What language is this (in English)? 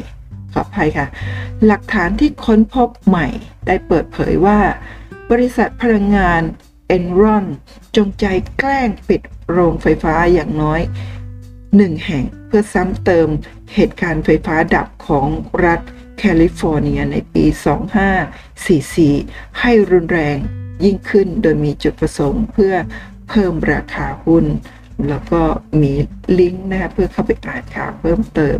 Thai